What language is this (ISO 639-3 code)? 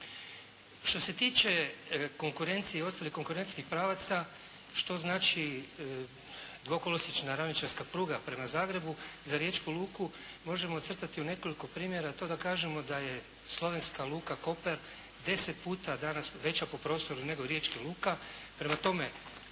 hrv